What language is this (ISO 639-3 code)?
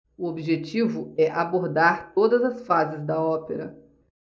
por